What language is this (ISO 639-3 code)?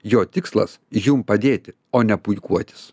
lit